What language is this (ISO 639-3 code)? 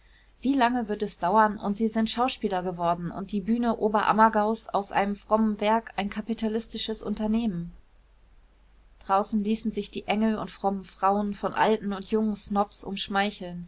deu